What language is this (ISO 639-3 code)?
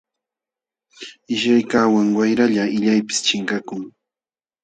qxw